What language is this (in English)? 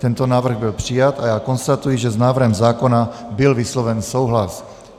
Czech